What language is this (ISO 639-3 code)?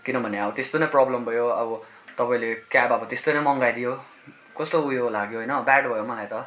nep